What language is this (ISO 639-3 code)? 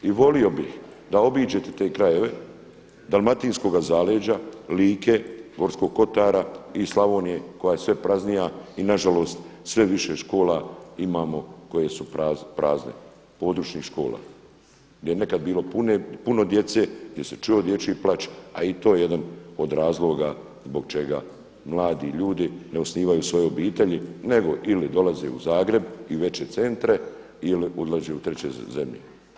hrv